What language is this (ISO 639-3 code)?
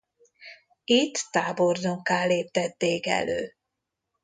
hun